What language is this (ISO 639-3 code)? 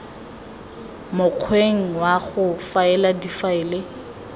tsn